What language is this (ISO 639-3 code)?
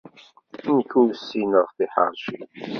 kab